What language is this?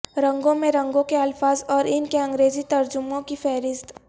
Urdu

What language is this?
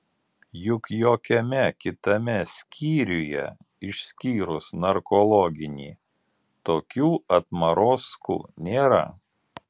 Lithuanian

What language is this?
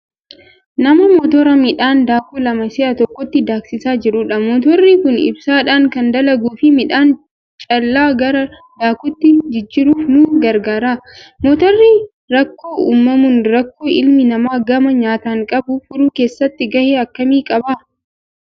Oromo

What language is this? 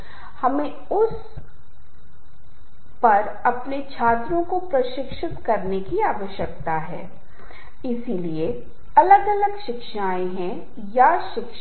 Hindi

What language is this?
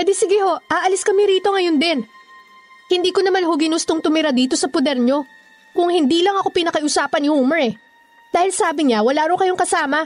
Filipino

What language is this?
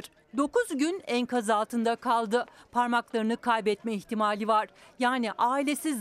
Turkish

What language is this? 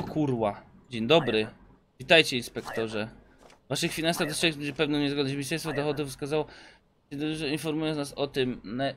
Polish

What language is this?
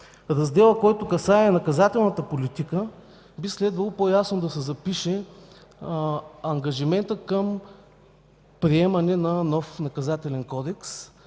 Bulgarian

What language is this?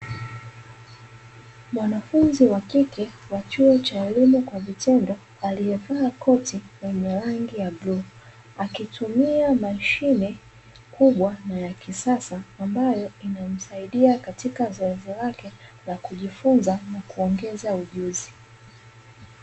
Swahili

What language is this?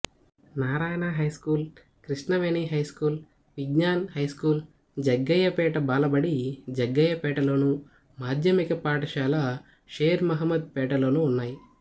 Telugu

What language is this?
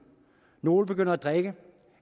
Danish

